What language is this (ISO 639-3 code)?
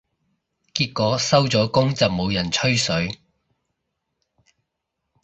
yue